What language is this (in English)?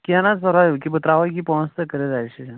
Kashmiri